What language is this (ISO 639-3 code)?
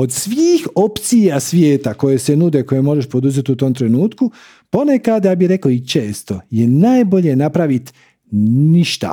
hrv